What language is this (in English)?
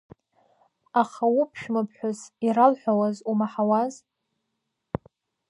Abkhazian